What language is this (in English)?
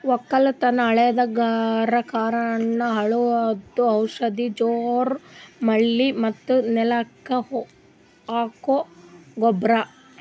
Kannada